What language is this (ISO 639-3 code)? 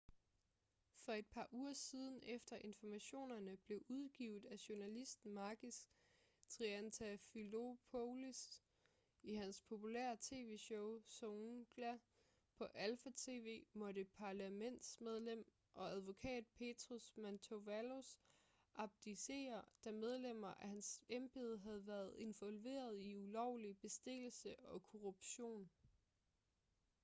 dan